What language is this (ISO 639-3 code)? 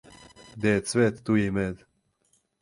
srp